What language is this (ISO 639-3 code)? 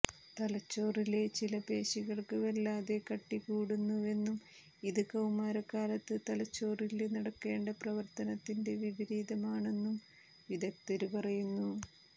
mal